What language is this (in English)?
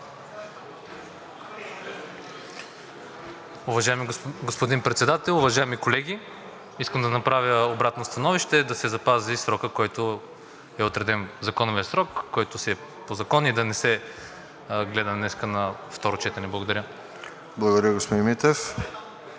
Bulgarian